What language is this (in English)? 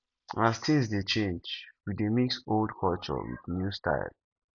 Nigerian Pidgin